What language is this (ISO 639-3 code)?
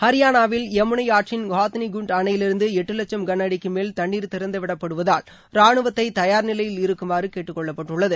tam